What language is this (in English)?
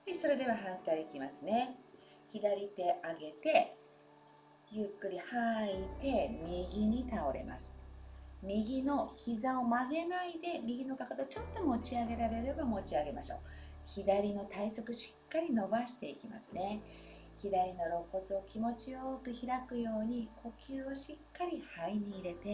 Japanese